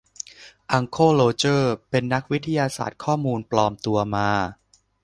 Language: Thai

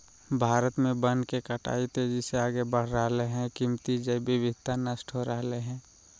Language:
Magahi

